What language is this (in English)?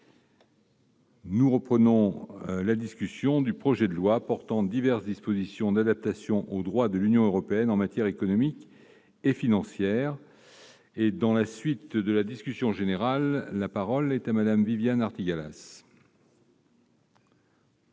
French